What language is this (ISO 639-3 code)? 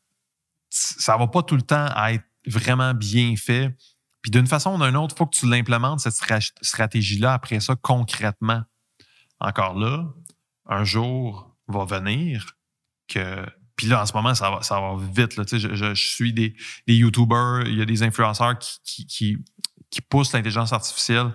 fra